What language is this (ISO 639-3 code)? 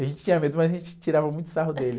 por